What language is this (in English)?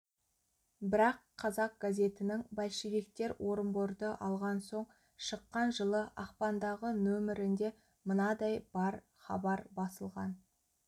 Kazakh